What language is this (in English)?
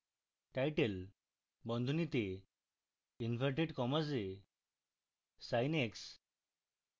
Bangla